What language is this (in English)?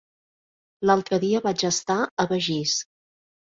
Catalan